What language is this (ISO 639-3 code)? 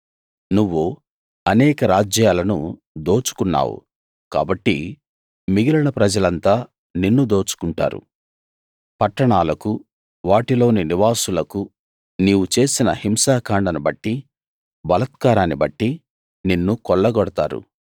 tel